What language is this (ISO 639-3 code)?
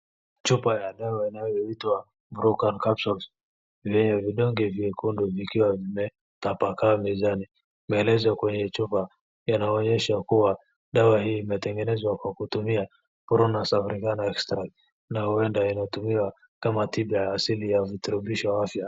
swa